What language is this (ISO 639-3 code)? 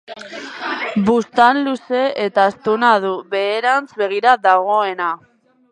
eus